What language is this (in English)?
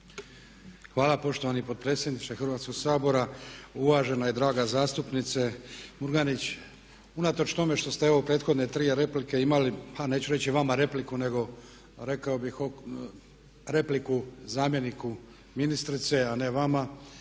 Croatian